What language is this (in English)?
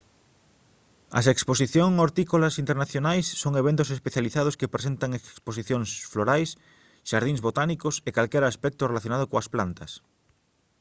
Galician